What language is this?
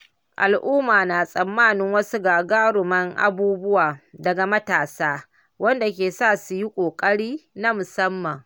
Hausa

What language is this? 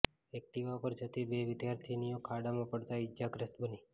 Gujarati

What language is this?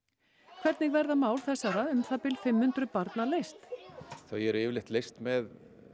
Icelandic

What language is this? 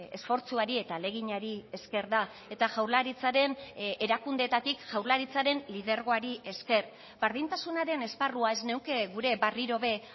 Basque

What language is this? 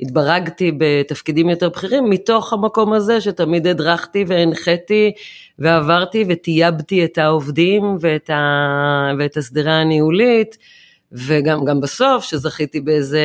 Hebrew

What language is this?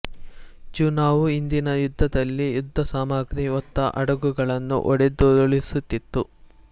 Kannada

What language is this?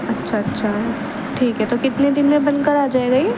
Urdu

